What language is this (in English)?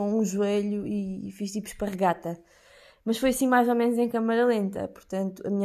Portuguese